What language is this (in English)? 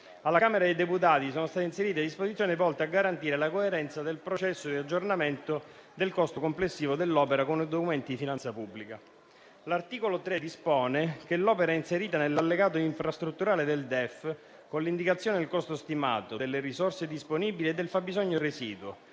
Italian